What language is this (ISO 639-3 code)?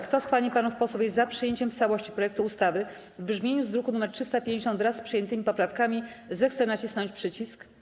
pol